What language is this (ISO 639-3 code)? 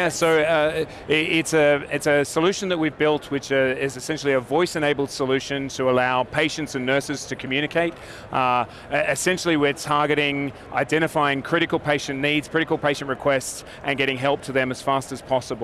eng